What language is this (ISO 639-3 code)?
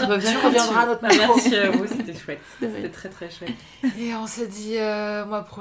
fra